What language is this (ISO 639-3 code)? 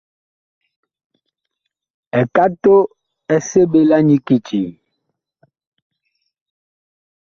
bkh